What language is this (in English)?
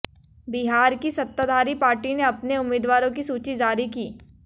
Hindi